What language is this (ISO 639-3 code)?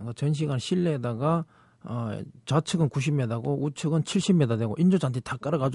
kor